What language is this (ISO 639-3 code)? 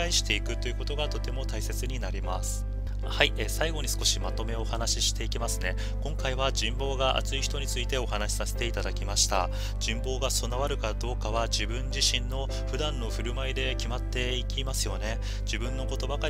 jpn